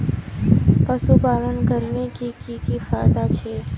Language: Magahi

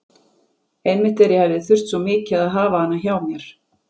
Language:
Icelandic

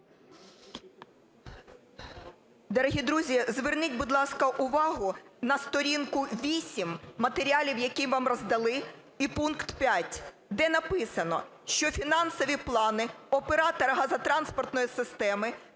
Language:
Ukrainian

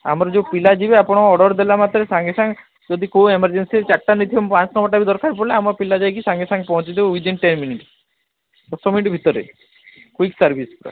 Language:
Odia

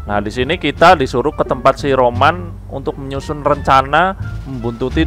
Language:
Indonesian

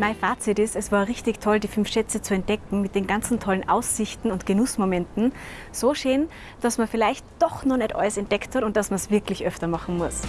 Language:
German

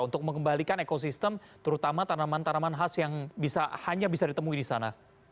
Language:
Indonesian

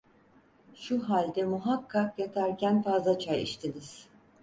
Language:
Turkish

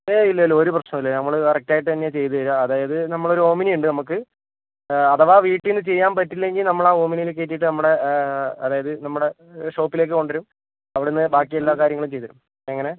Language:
Malayalam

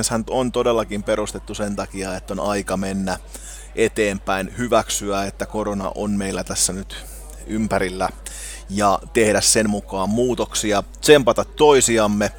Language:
Finnish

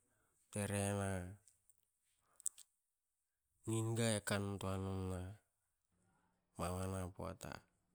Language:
Hakö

